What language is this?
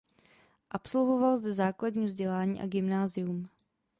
Czech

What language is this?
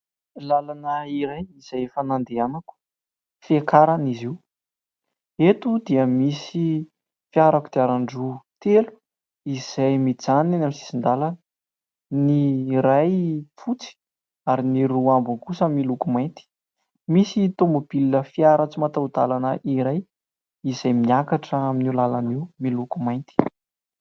Malagasy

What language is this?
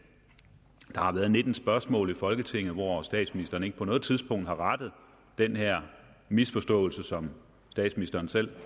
Danish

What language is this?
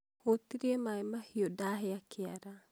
Kikuyu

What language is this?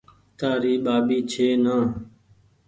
Goaria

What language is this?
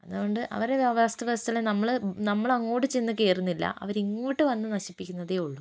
Malayalam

